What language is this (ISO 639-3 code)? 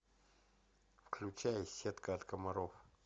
rus